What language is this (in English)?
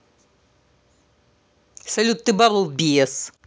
Russian